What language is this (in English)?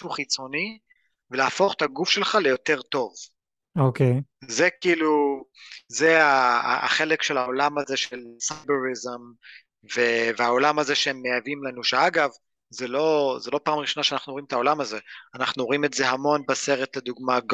Hebrew